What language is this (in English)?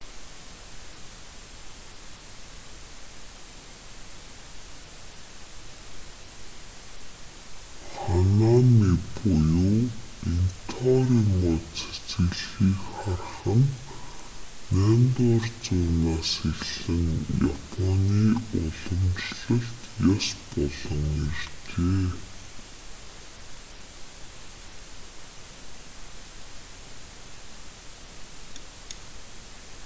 Mongolian